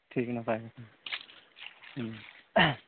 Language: Santali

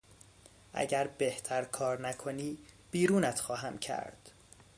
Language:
Persian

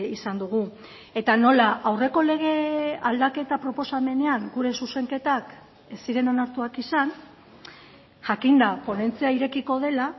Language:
Basque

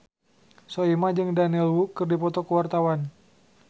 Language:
Sundanese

